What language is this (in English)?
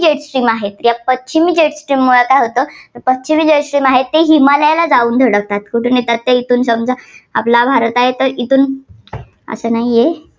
Marathi